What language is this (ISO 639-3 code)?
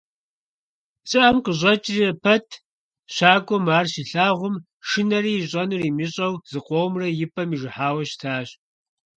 kbd